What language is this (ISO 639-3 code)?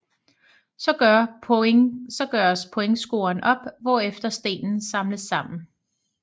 dan